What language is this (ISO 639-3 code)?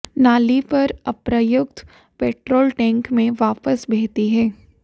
hin